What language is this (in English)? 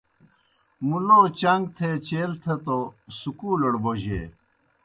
Kohistani Shina